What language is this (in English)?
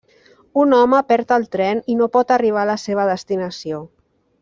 Catalan